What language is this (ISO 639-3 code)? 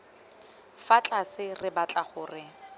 tsn